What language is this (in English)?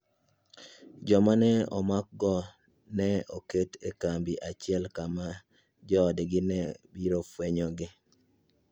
Luo (Kenya and Tanzania)